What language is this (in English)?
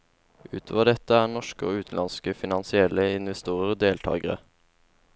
Norwegian